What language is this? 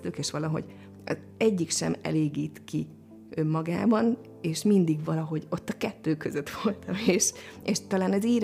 Hungarian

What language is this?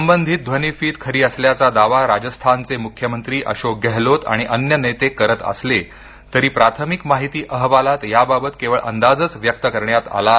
Marathi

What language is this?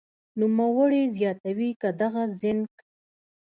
Pashto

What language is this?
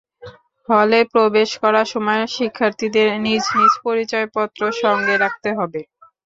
Bangla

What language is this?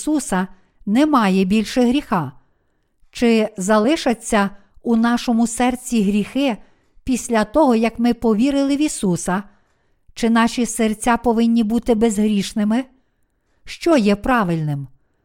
Ukrainian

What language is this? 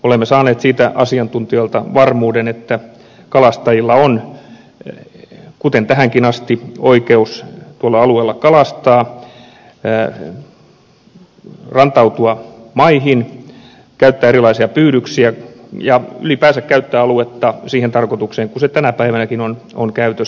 Finnish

